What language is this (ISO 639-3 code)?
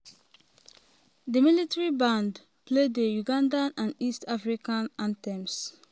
pcm